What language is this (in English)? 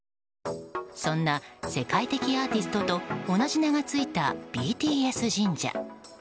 Japanese